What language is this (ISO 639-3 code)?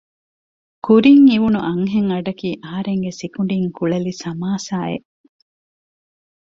div